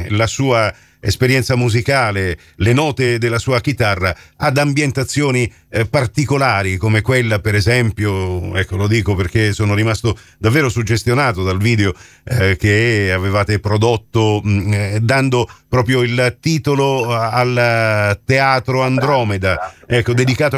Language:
Italian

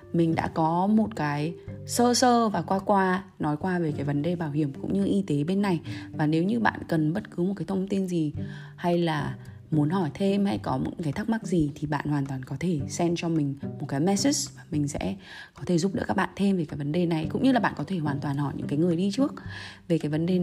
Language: Vietnamese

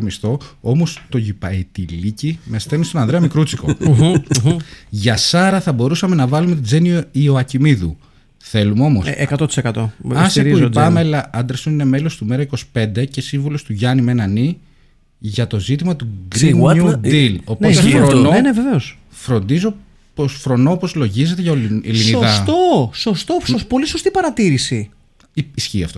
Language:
Greek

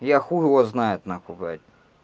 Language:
Russian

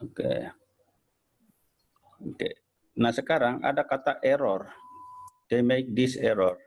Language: Indonesian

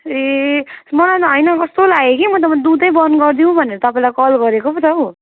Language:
Nepali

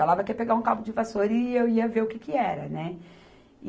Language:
Portuguese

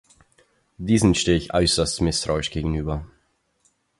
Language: German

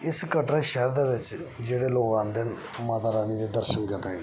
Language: Dogri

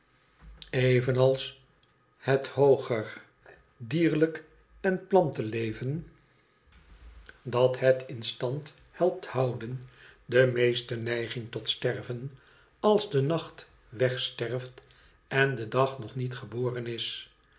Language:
Dutch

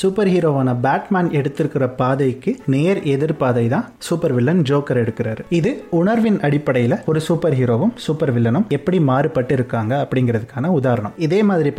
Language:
Tamil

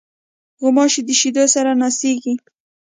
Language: Pashto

